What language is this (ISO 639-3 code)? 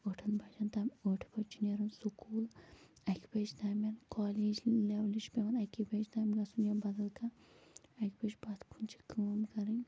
kas